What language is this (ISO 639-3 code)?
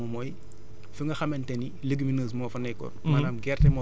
wol